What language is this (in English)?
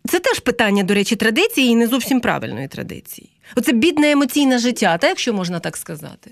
Ukrainian